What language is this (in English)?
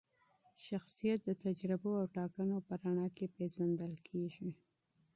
Pashto